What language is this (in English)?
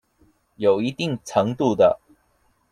Chinese